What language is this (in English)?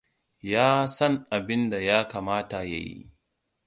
Hausa